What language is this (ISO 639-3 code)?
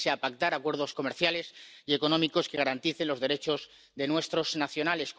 spa